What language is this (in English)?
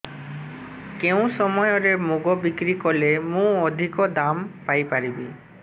Odia